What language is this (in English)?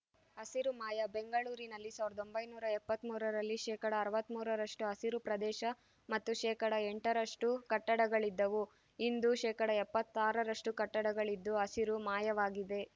Kannada